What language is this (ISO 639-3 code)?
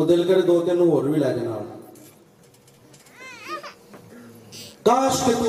urd